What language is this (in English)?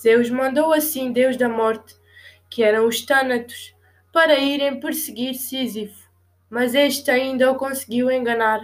Portuguese